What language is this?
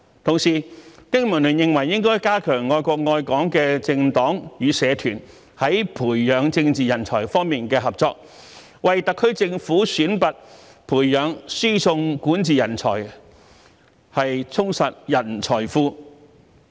Cantonese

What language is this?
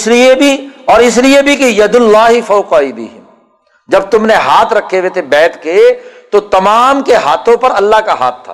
Urdu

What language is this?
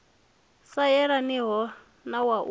Venda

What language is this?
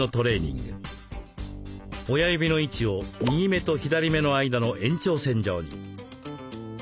Japanese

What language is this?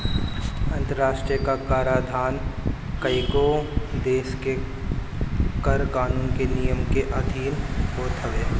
Bhojpuri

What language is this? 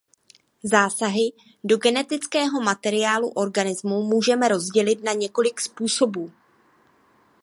Czech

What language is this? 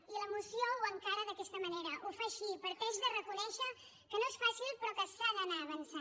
Catalan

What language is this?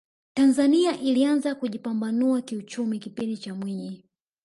Swahili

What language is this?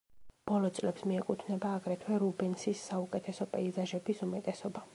Georgian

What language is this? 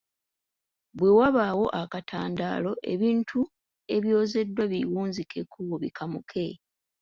Ganda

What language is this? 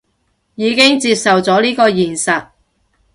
Cantonese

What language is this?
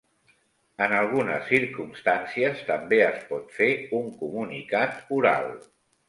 Catalan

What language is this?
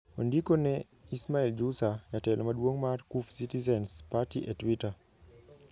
Luo (Kenya and Tanzania)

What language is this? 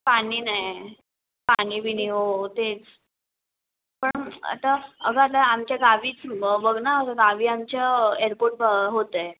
Marathi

